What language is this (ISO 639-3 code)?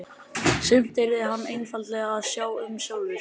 isl